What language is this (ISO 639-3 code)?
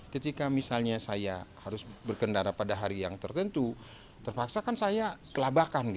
ind